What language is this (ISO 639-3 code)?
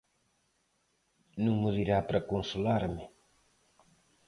glg